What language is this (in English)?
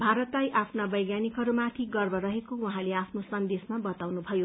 Nepali